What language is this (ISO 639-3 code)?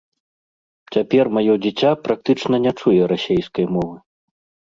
bel